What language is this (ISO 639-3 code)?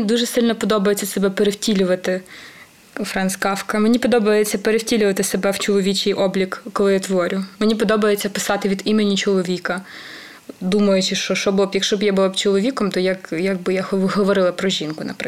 ukr